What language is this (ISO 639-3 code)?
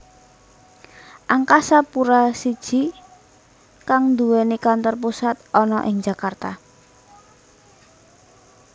jav